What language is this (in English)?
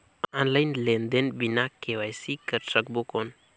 Chhattisgarhi